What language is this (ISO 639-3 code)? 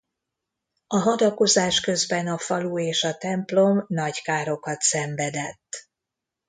hun